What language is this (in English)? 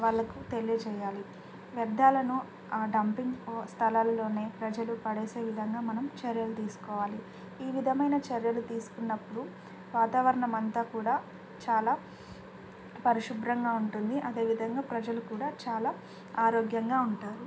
Telugu